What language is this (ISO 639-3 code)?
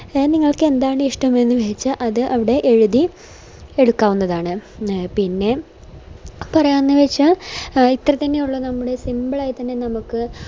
mal